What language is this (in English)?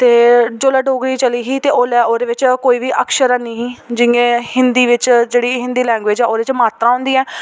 Dogri